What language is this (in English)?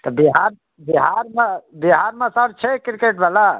Maithili